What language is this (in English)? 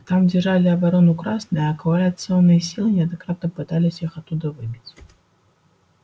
Russian